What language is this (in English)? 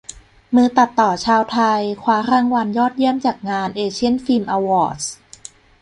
Thai